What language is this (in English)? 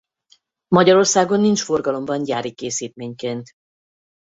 Hungarian